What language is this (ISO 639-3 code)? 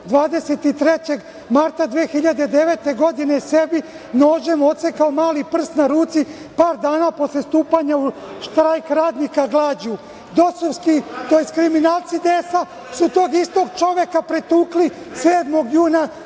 srp